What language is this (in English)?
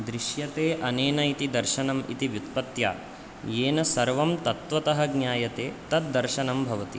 Sanskrit